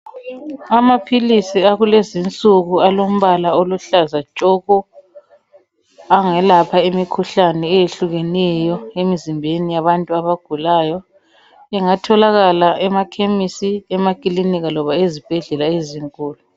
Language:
North Ndebele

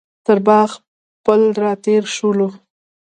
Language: Pashto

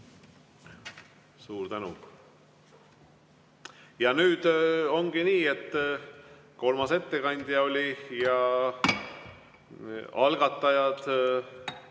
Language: Estonian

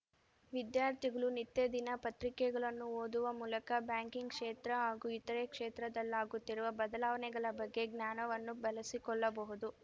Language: Kannada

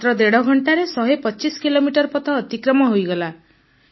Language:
Odia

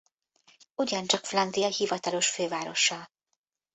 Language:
Hungarian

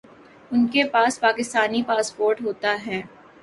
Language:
Urdu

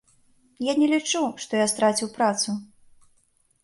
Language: Belarusian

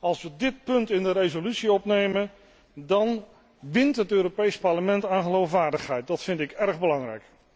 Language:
Dutch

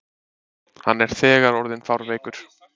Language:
Icelandic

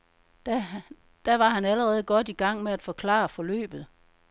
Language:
Danish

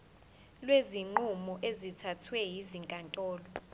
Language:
Zulu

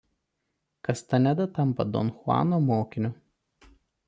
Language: Lithuanian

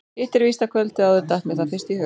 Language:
Icelandic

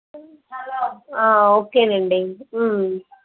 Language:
Telugu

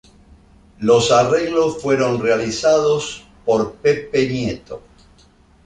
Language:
Spanish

